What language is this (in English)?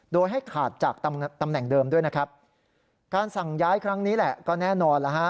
Thai